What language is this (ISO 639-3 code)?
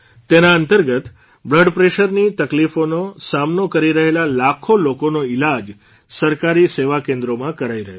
guj